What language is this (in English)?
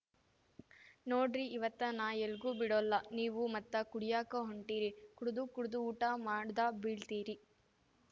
Kannada